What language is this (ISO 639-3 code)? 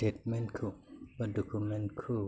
brx